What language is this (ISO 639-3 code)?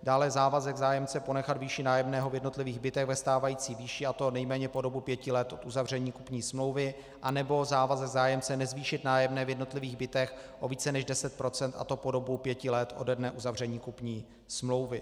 ces